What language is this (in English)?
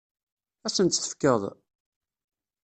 Kabyle